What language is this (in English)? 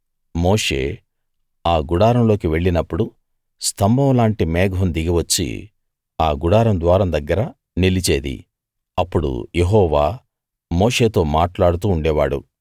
Telugu